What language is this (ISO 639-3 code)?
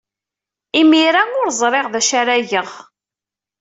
kab